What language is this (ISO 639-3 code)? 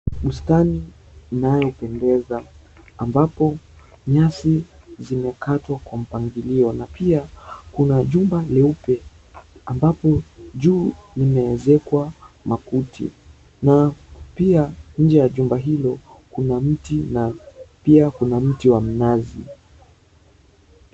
swa